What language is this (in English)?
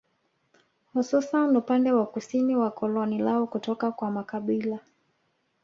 Swahili